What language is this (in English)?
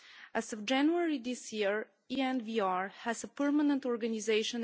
English